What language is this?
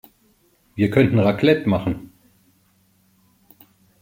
German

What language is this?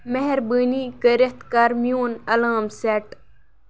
Kashmiri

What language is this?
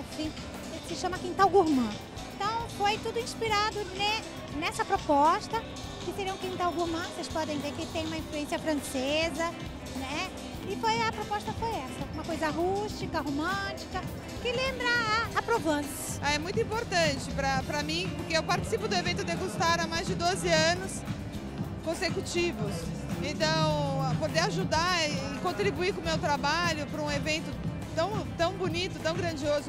Portuguese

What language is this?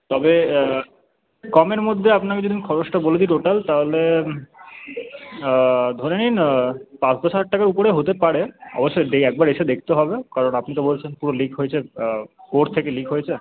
Bangla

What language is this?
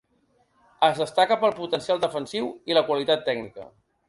Catalan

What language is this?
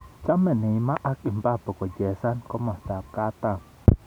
Kalenjin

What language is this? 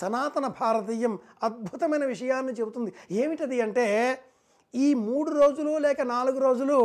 Telugu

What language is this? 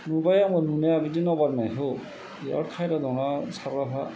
Bodo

